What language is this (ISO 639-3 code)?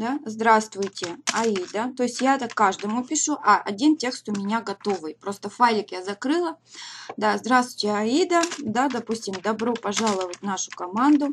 rus